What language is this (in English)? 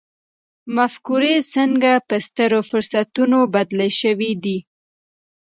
Pashto